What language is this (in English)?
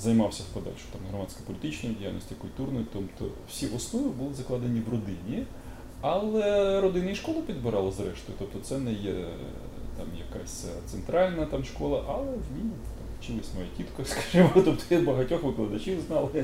Ukrainian